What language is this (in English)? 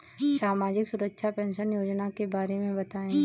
Hindi